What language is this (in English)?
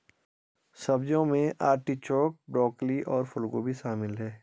Hindi